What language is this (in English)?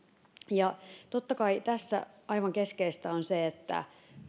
Finnish